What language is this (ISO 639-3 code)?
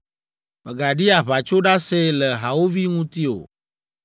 ewe